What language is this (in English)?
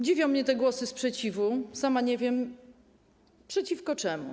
Polish